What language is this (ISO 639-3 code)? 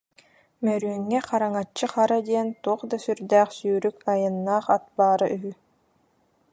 sah